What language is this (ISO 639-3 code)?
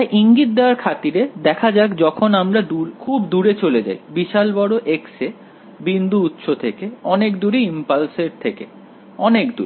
ben